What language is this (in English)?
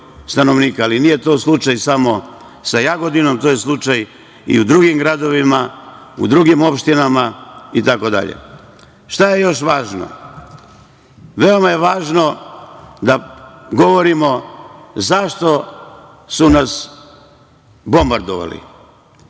Serbian